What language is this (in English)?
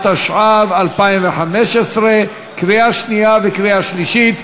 Hebrew